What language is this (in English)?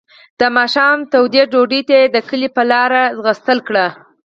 Pashto